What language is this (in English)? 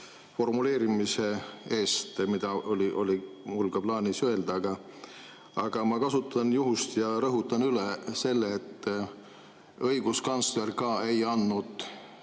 Estonian